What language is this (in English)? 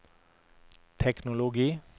Norwegian